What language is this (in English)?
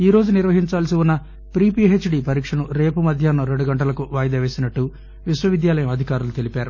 Telugu